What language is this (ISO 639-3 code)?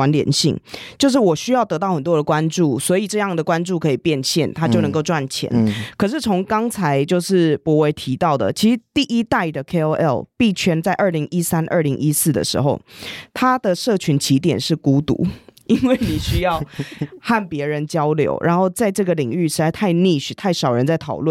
zho